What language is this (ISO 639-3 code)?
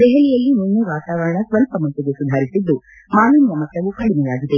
kan